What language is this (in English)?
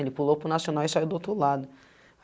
Portuguese